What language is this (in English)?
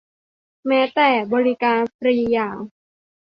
Thai